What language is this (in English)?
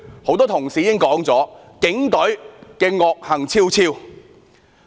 Cantonese